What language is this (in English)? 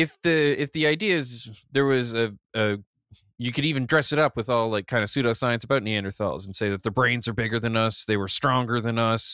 English